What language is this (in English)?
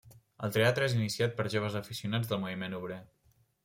Catalan